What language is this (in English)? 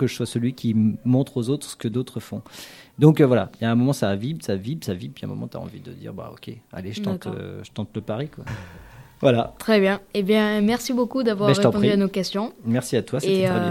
French